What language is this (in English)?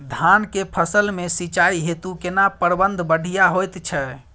Maithili